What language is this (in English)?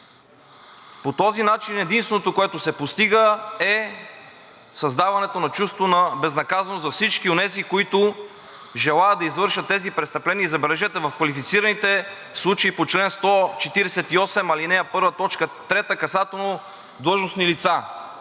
Bulgarian